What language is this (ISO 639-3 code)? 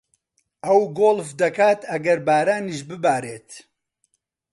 ckb